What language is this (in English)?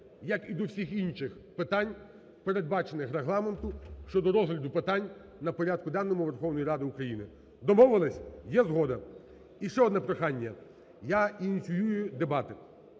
Ukrainian